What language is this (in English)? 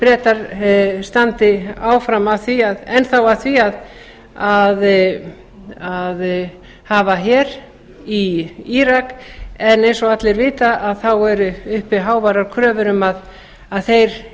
Icelandic